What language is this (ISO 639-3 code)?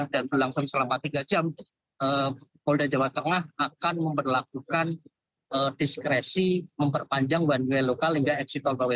ind